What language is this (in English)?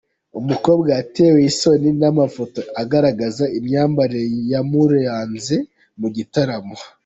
Kinyarwanda